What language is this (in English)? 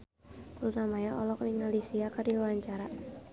Sundanese